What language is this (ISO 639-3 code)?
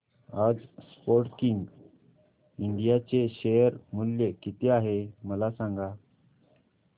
mar